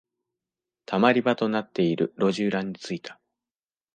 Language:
Japanese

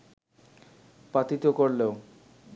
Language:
Bangla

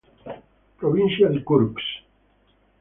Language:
Italian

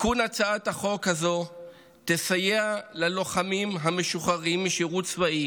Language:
Hebrew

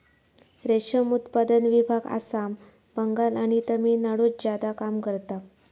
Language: Marathi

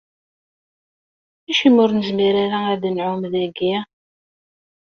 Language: Kabyle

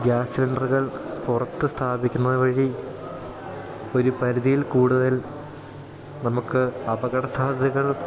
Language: Malayalam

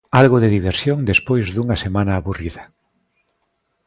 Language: Galician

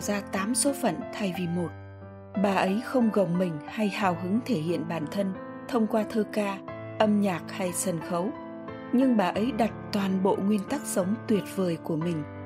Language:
Vietnamese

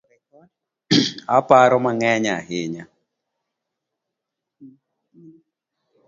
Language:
Luo (Kenya and Tanzania)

